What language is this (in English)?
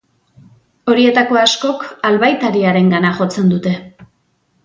Basque